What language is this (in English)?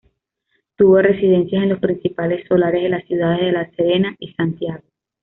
Spanish